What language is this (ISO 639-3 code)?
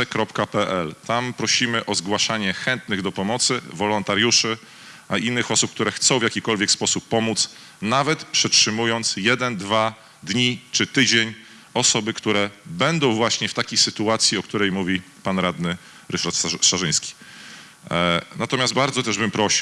pol